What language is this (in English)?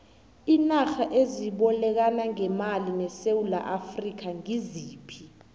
South Ndebele